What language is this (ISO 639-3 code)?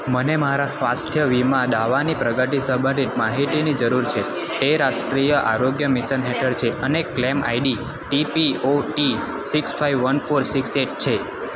guj